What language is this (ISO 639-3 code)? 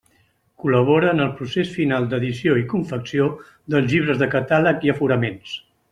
cat